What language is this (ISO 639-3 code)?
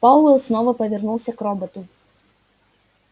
rus